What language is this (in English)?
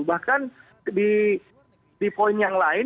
Indonesian